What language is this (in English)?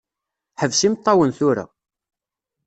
Kabyle